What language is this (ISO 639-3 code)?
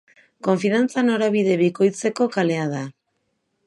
eus